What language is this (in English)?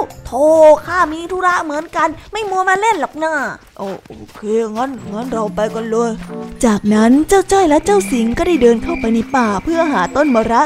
Thai